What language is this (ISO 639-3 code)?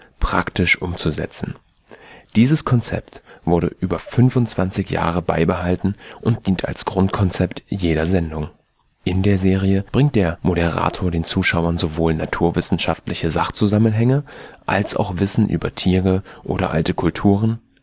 deu